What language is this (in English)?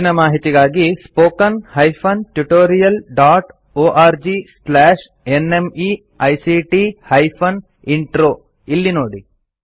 Kannada